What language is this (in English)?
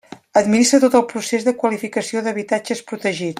Catalan